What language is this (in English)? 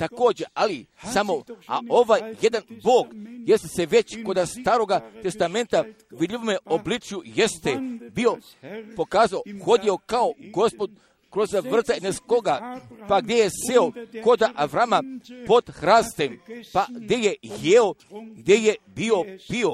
Croatian